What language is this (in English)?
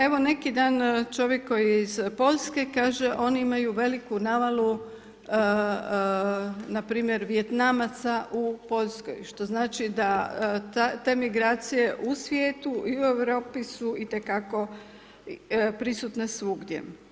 Croatian